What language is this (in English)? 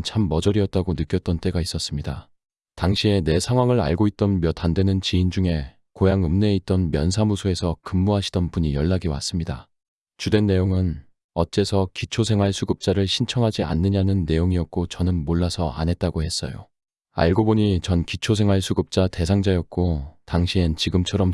Korean